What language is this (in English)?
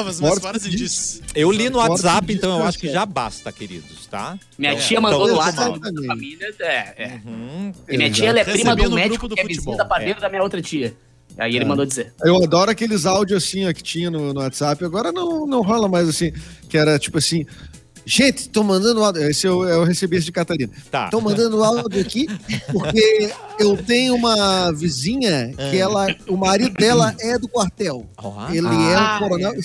Portuguese